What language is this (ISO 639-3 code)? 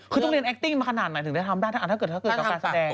tha